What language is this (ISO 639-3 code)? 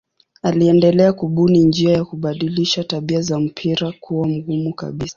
swa